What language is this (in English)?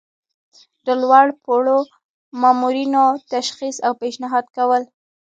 Pashto